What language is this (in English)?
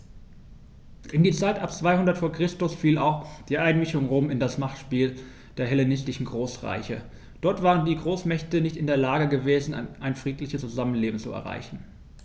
German